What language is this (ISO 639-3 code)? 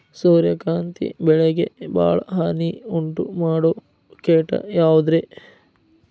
kan